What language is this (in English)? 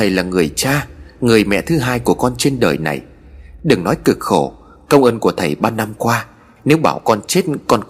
Vietnamese